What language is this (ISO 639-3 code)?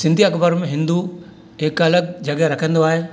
snd